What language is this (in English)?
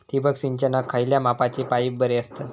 Marathi